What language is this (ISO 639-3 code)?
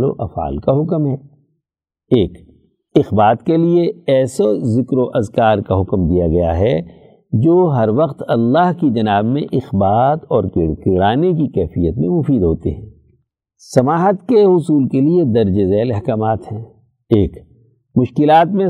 urd